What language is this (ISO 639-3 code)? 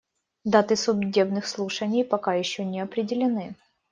rus